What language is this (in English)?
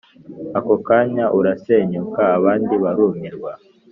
Kinyarwanda